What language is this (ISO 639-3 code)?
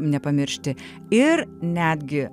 lit